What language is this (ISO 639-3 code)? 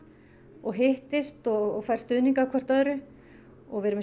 isl